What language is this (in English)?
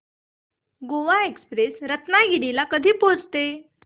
Marathi